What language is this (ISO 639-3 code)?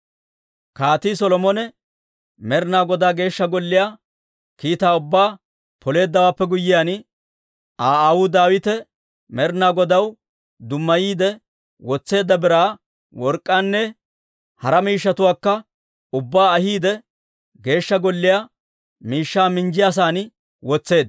dwr